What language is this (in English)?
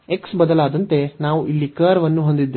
Kannada